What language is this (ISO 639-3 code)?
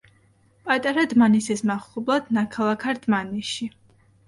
kat